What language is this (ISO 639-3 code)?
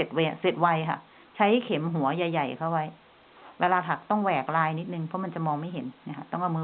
tha